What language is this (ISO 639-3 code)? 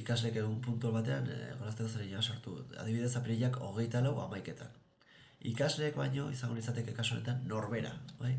eus